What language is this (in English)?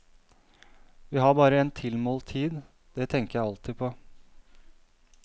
Norwegian